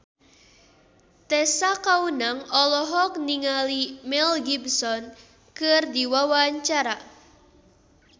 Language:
Sundanese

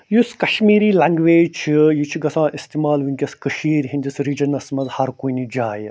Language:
Kashmiri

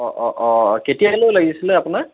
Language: Assamese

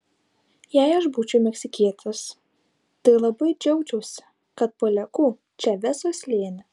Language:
Lithuanian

